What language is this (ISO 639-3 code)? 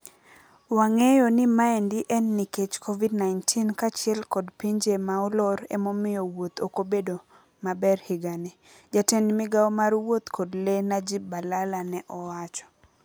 luo